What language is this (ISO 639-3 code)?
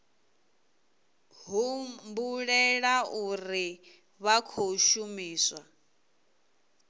ven